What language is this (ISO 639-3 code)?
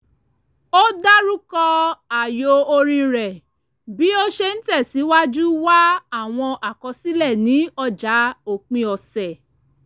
yor